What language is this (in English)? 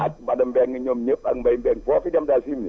Wolof